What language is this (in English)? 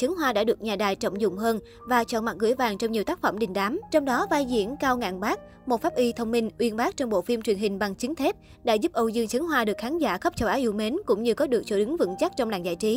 Vietnamese